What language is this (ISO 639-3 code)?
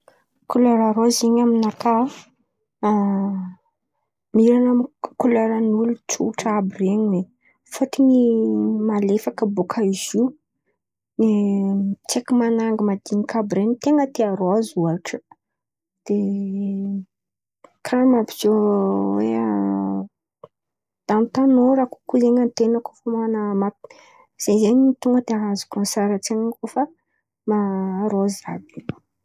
xmv